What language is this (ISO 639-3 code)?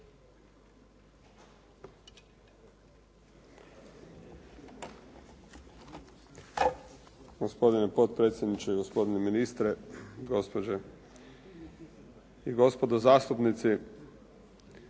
hrv